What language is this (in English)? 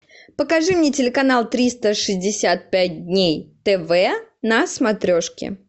Russian